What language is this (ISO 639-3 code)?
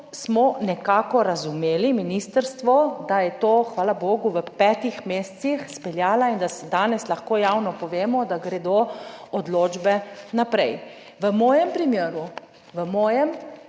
slv